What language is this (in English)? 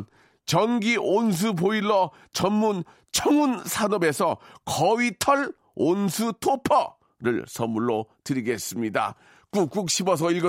Korean